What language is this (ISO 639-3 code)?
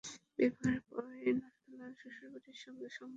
ben